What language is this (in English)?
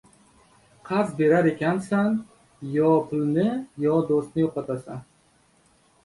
Uzbek